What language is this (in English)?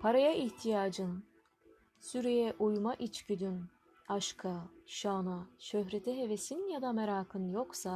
Turkish